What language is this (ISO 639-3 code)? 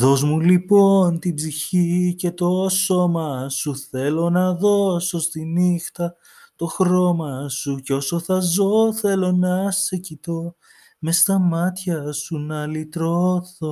ell